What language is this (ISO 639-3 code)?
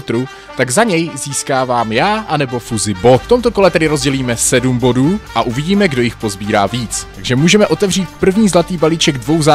ces